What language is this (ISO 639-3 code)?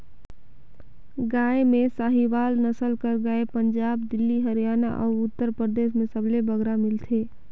hne